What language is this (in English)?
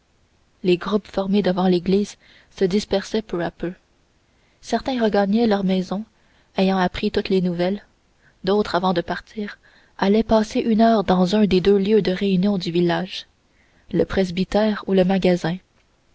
French